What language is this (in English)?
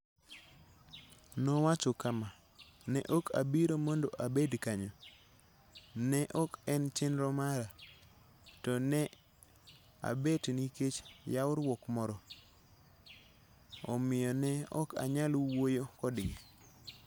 Luo (Kenya and Tanzania)